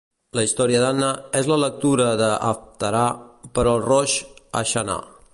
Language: Catalan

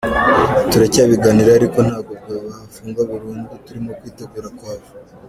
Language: Kinyarwanda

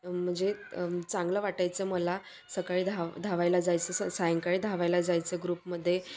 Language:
Marathi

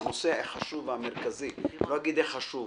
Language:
Hebrew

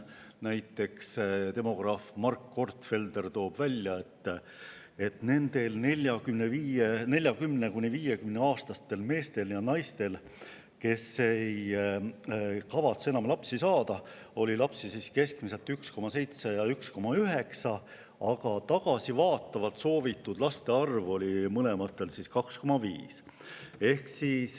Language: Estonian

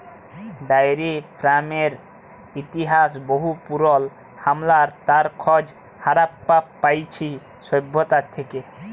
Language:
Bangla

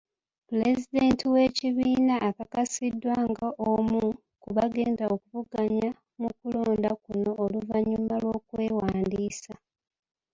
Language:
Ganda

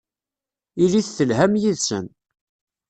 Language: Kabyle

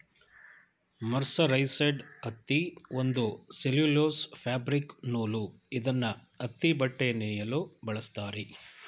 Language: Kannada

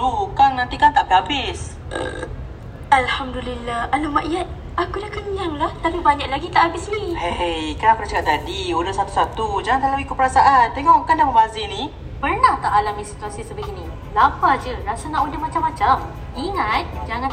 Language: Malay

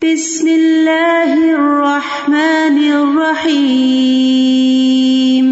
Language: Urdu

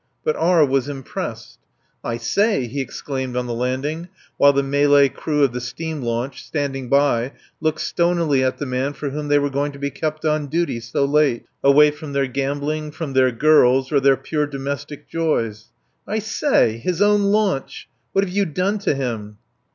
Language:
English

